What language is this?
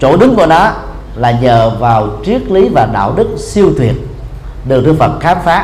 Vietnamese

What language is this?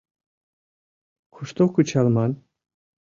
Mari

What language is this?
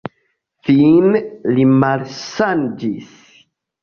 Esperanto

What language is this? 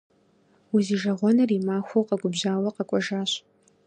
Kabardian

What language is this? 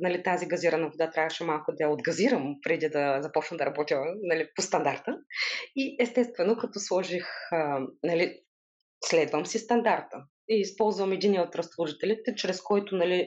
Bulgarian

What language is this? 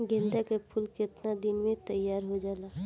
Bhojpuri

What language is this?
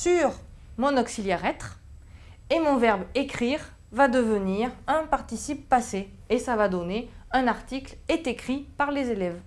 French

